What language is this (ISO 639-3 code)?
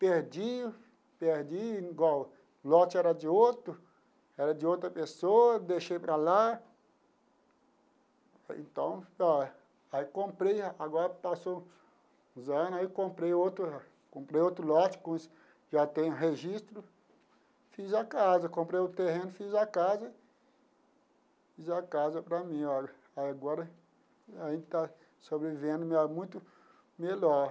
por